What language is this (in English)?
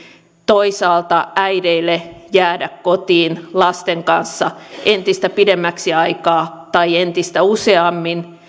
Finnish